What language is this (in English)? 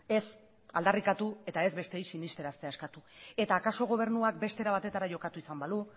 Basque